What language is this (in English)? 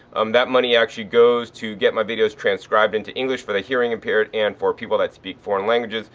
English